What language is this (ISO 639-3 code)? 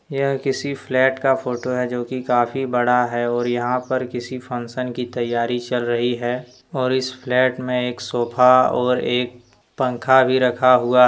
hin